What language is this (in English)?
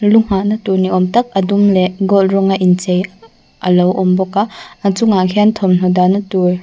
Mizo